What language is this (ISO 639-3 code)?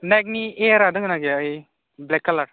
brx